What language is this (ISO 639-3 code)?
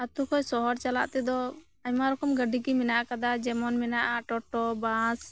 sat